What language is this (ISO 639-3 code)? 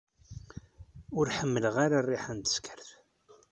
kab